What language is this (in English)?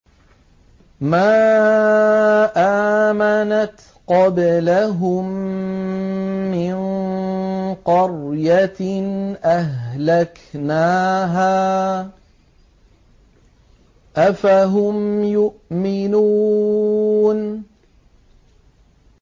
Arabic